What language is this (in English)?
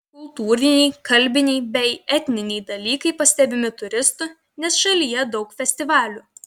Lithuanian